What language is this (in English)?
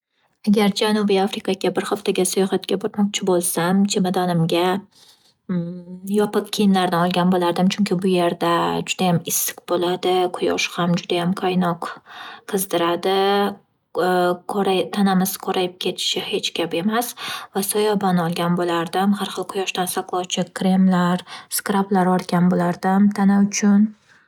Uzbek